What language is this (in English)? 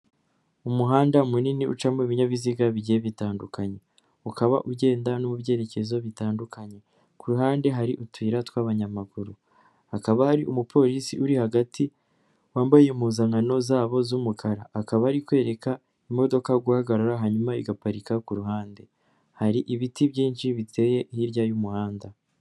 Kinyarwanda